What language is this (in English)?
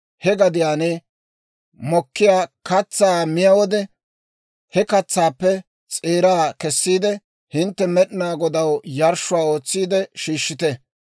Dawro